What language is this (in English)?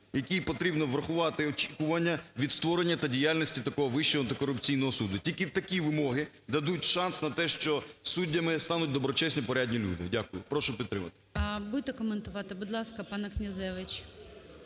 Ukrainian